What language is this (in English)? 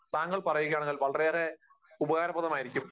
Malayalam